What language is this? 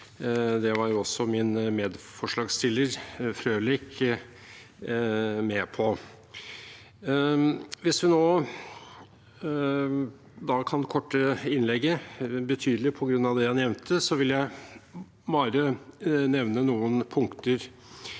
Norwegian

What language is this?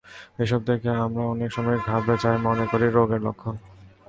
Bangla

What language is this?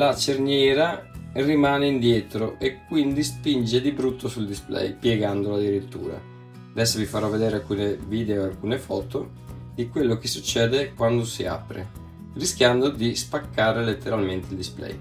Italian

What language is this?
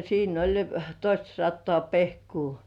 Finnish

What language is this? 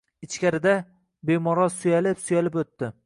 Uzbek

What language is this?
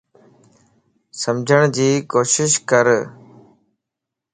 Lasi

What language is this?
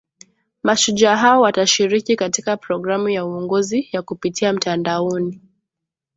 Swahili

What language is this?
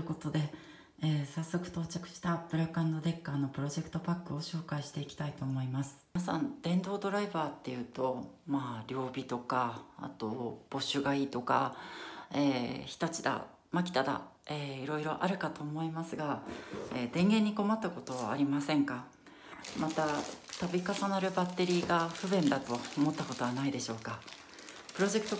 Japanese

